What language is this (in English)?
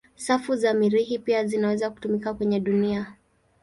Swahili